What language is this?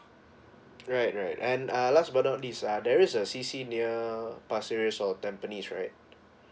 English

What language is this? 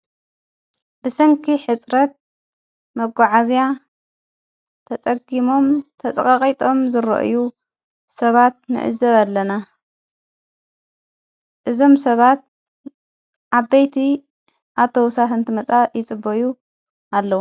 Tigrinya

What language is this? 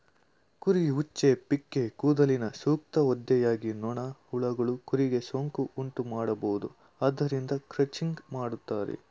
Kannada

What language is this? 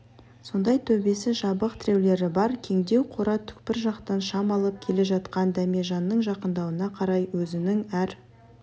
Kazakh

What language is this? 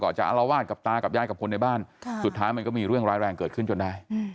Thai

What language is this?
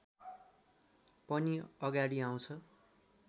Nepali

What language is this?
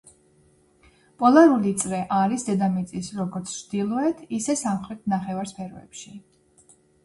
Georgian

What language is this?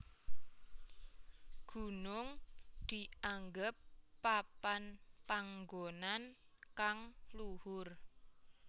Javanese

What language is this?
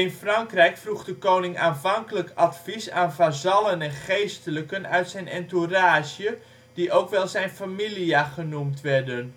Dutch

